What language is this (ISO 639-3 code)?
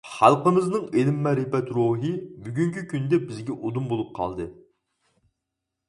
uig